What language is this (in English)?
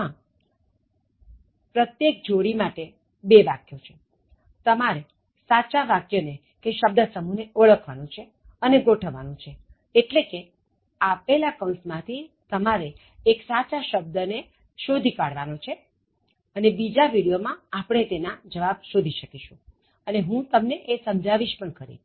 Gujarati